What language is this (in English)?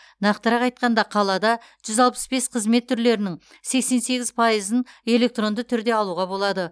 Kazakh